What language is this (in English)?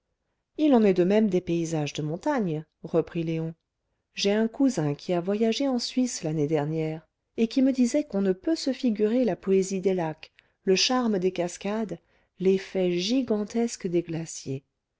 French